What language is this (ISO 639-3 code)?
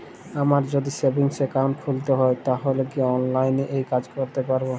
ben